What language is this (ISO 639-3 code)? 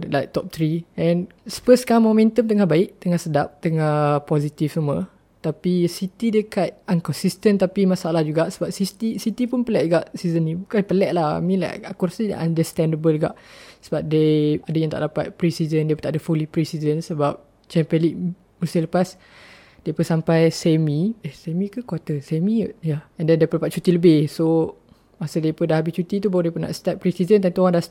msa